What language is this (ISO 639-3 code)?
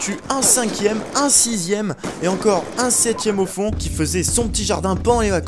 fra